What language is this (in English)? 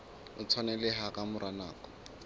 Southern Sotho